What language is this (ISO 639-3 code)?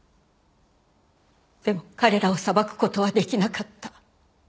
jpn